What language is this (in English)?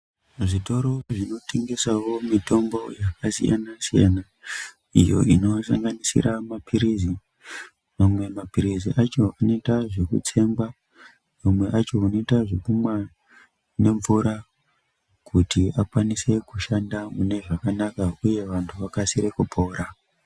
Ndau